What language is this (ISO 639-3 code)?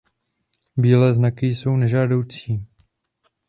ces